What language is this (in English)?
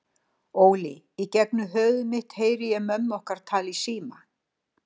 Icelandic